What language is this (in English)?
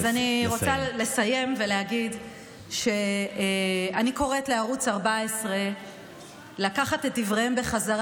Hebrew